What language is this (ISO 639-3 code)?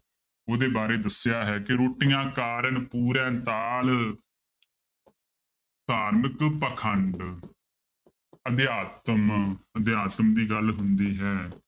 pan